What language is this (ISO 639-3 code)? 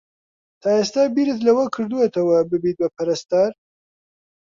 ckb